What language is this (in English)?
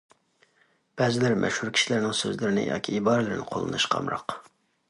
Uyghur